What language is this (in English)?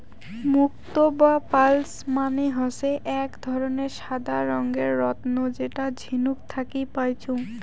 Bangla